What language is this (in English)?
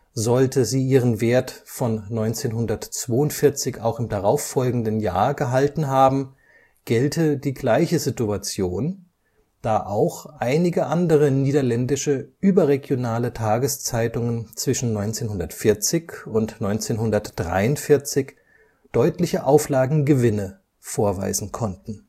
German